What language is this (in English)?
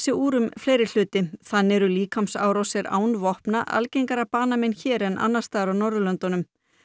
Icelandic